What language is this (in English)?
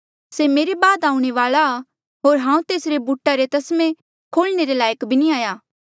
Mandeali